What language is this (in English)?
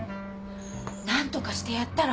Japanese